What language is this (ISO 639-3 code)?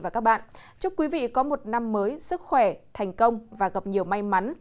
vie